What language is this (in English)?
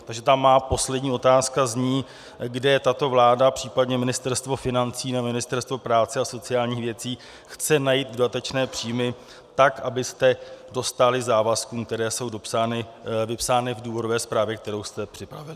Czech